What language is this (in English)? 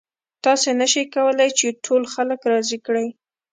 Pashto